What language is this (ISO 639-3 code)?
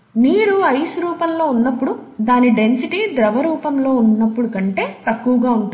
tel